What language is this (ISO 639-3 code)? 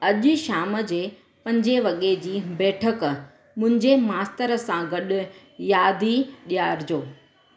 snd